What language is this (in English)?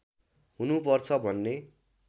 Nepali